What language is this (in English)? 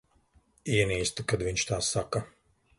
Latvian